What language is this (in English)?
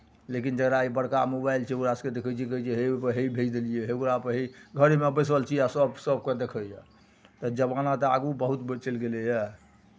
Maithili